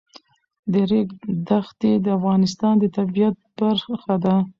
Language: Pashto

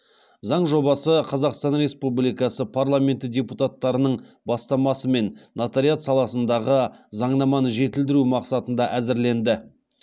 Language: Kazakh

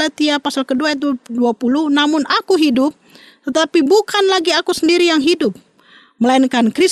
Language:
Indonesian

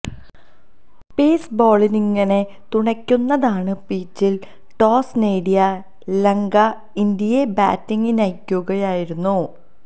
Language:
Malayalam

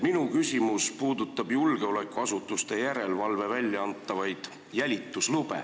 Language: Estonian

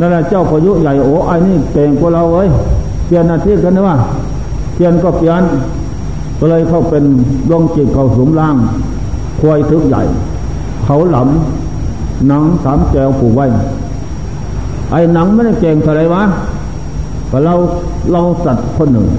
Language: Thai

